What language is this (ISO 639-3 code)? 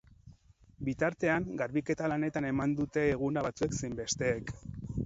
eus